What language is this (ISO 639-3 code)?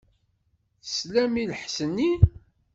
kab